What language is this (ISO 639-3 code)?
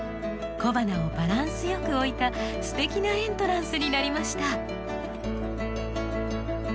jpn